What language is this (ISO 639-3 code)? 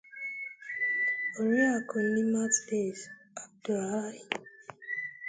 ibo